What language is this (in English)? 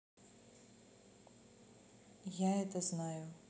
Russian